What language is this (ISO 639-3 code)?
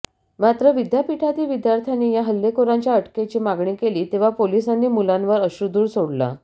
mar